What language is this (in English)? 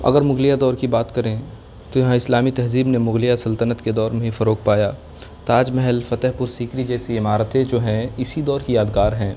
Urdu